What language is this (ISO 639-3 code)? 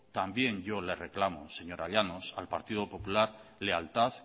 spa